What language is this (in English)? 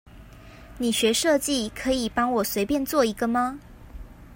Chinese